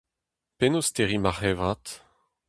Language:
Breton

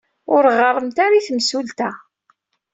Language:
Kabyle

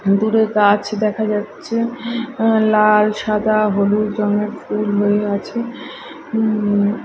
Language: Bangla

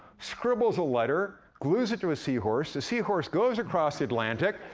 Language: English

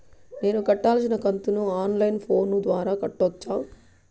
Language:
Telugu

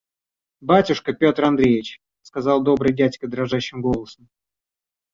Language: Russian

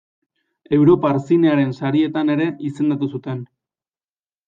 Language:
Basque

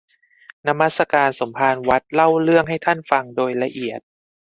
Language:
Thai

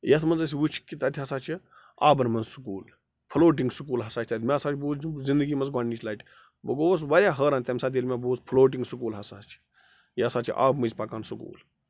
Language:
Kashmiri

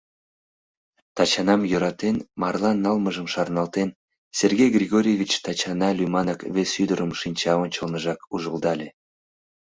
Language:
Mari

